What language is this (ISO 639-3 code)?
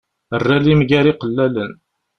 kab